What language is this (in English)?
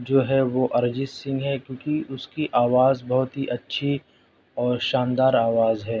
Urdu